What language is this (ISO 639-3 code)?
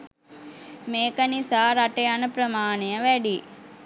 sin